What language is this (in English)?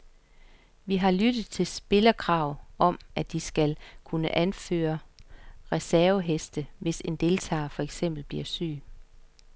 Danish